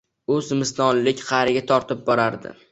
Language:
Uzbek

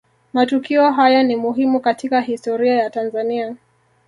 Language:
Swahili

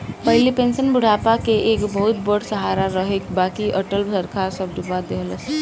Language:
Bhojpuri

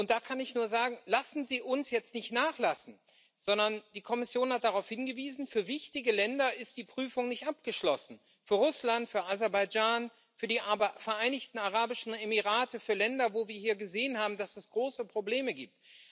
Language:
German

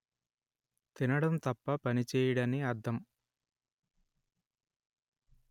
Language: Telugu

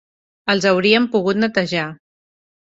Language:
Catalan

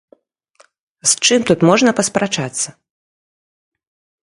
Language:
Belarusian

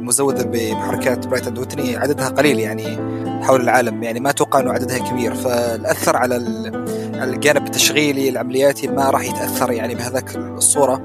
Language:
Arabic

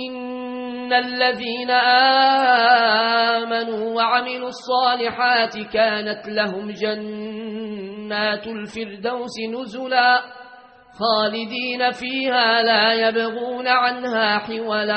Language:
Arabic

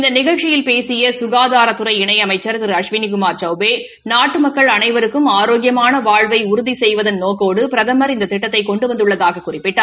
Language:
Tamil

